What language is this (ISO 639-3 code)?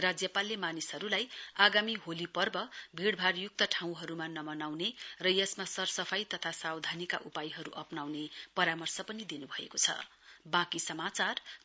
nep